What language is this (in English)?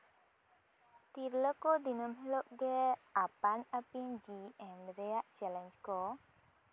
Santali